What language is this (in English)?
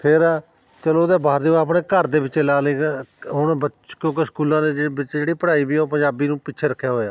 Punjabi